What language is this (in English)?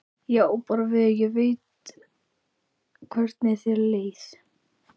Icelandic